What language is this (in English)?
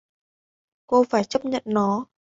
Vietnamese